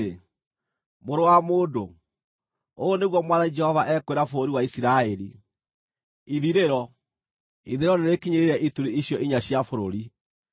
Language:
Kikuyu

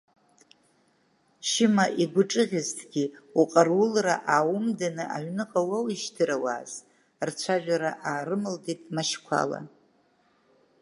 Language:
Abkhazian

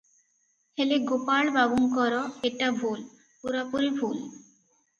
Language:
Odia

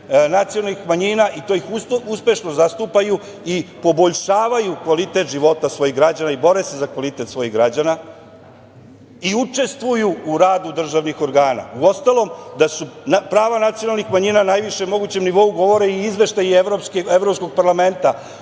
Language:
Serbian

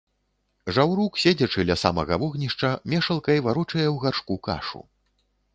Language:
Belarusian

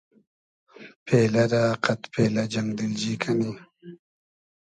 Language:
Hazaragi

